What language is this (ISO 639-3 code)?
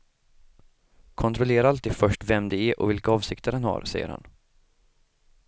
swe